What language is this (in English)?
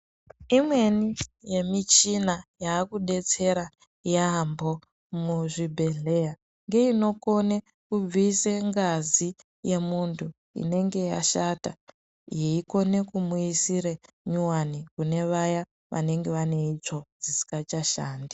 Ndau